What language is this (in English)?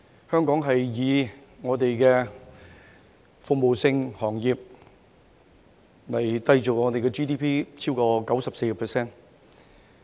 Cantonese